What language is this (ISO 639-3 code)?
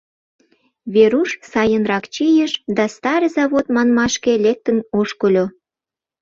chm